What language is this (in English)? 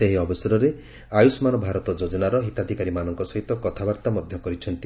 Odia